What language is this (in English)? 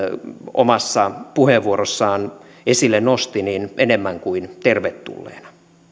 Finnish